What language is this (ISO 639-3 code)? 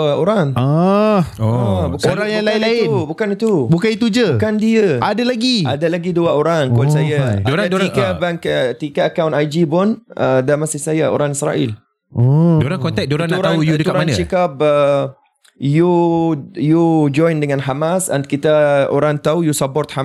msa